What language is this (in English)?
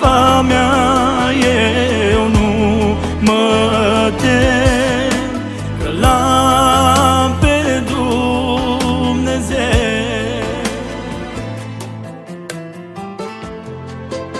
Romanian